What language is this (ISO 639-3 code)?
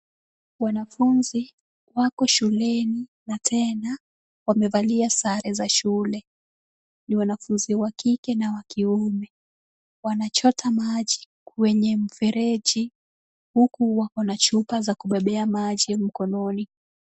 swa